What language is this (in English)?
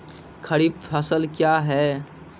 Maithili